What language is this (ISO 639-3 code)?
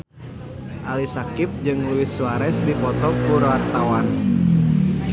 sun